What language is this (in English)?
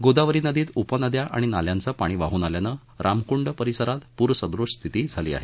Marathi